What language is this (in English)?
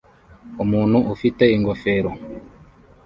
Kinyarwanda